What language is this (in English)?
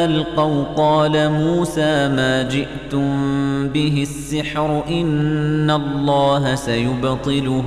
Arabic